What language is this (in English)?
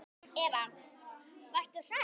Icelandic